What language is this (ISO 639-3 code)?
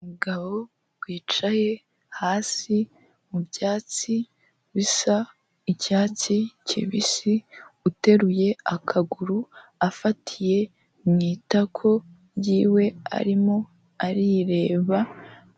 kin